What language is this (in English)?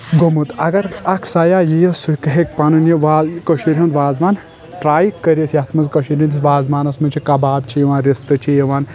Kashmiri